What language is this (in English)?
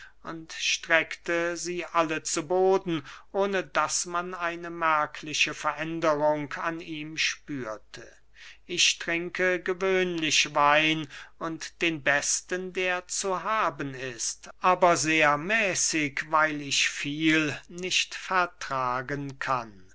German